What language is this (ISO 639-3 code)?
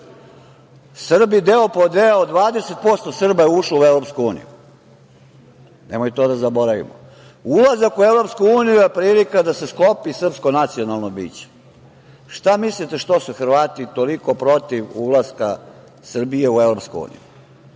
srp